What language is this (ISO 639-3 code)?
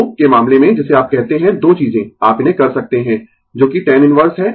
hin